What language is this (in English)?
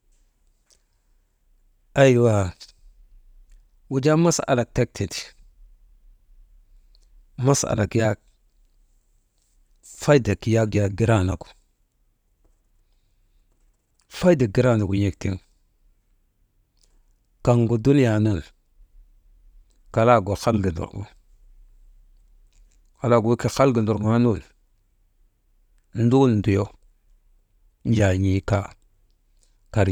Maba